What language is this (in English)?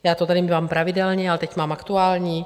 Czech